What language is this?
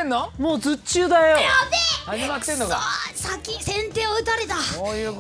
Japanese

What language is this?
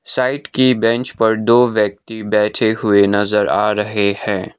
Hindi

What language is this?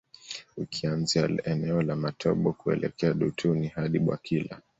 Swahili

